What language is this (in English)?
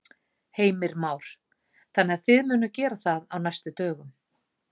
Icelandic